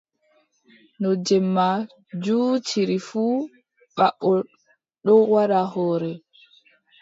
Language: Adamawa Fulfulde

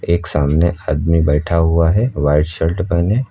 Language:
Hindi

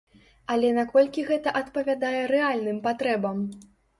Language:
Belarusian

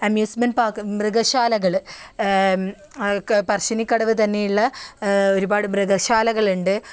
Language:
Malayalam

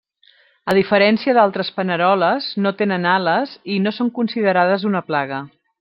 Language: Catalan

